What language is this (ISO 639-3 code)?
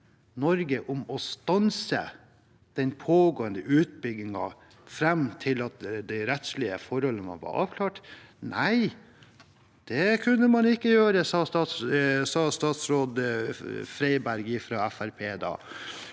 nor